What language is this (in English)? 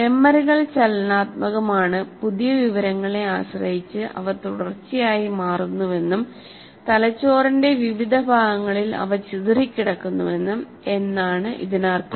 Malayalam